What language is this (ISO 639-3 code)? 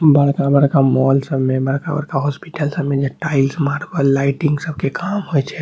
mai